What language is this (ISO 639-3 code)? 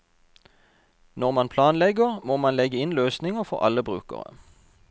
nor